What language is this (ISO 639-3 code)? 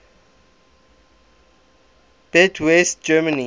eng